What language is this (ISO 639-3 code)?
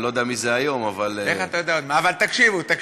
heb